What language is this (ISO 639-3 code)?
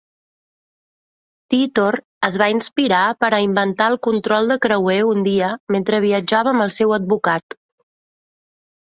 cat